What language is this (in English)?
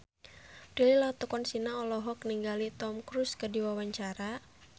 Sundanese